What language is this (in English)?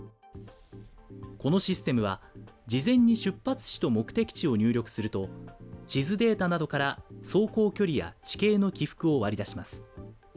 Japanese